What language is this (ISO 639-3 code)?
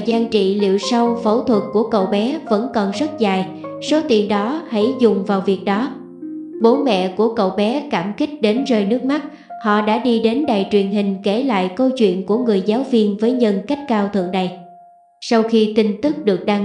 vie